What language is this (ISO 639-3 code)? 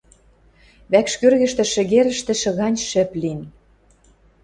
mrj